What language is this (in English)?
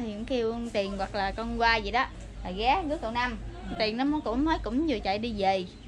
Vietnamese